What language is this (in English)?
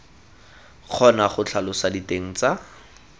Tswana